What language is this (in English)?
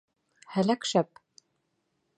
Bashkir